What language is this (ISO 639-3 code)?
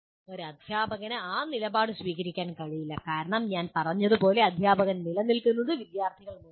mal